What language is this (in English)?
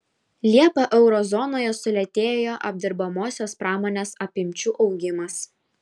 Lithuanian